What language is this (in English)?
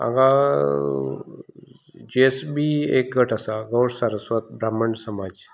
Konkani